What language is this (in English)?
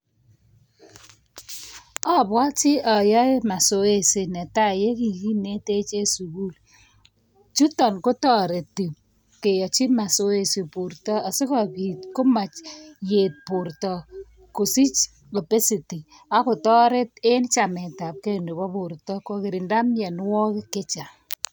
Kalenjin